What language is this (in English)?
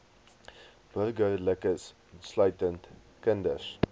Afrikaans